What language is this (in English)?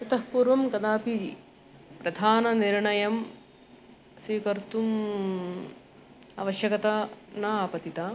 Sanskrit